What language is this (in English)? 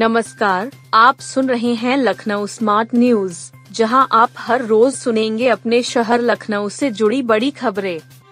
Hindi